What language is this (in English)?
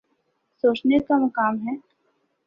Urdu